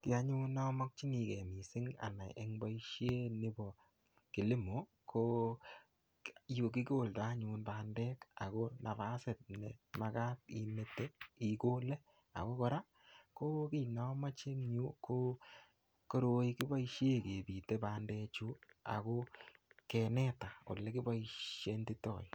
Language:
Kalenjin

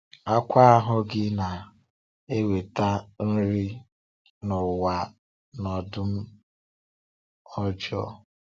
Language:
Igbo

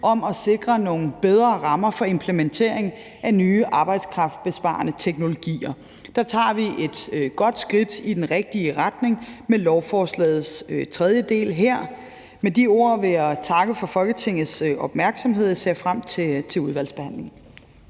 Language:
Danish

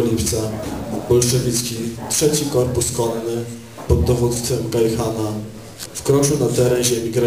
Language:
Polish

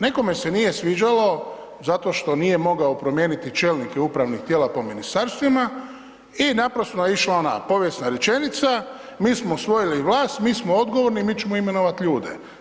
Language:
Croatian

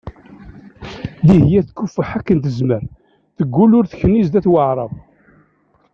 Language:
Kabyle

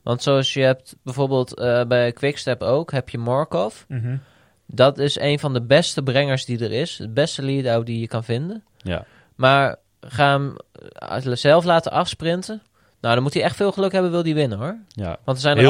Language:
Dutch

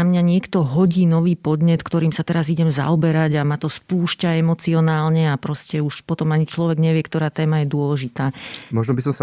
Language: Slovak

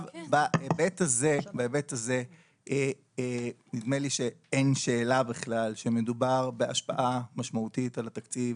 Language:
Hebrew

